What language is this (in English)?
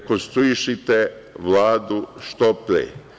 Serbian